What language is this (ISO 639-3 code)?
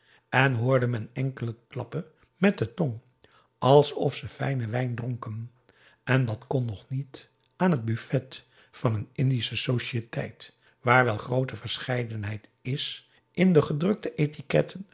nld